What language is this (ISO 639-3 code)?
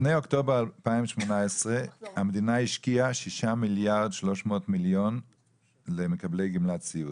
heb